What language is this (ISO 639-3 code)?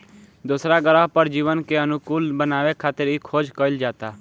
bho